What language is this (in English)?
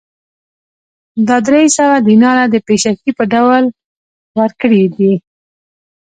Pashto